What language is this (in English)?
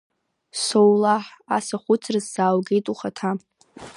Abkhazian